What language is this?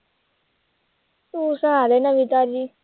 Punjabi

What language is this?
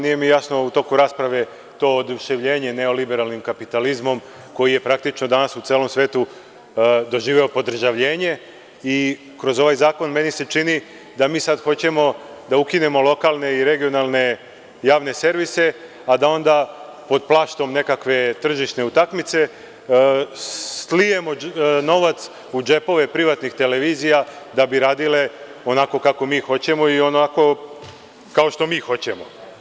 Serbian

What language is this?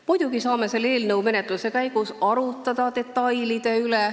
Estonian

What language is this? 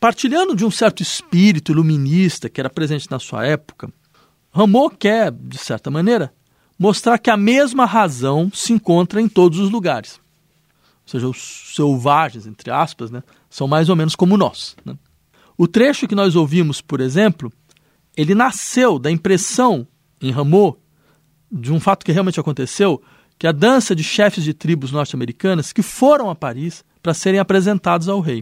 Portuguese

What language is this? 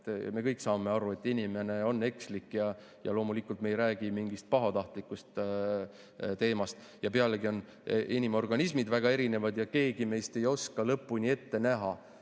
Estonian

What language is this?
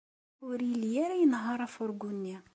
Kabyle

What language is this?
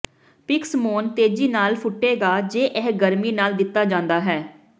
Punjabi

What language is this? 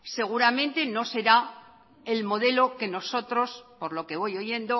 Spanish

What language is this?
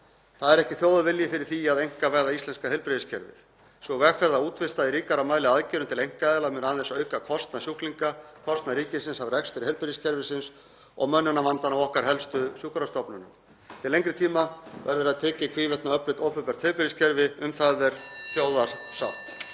Icelandic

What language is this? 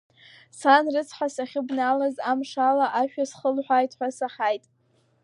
Abkhazian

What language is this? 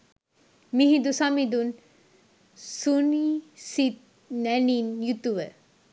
Sinhala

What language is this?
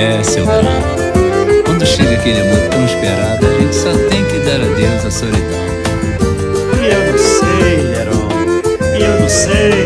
Portuguese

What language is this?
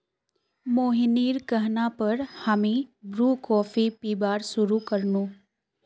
Magahi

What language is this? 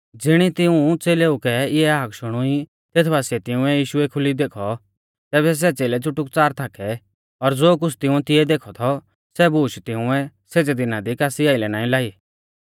Mahasu Pahari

